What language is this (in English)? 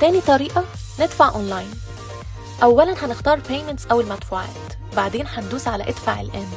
Arabic